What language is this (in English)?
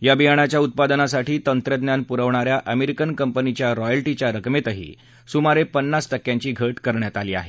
Marathi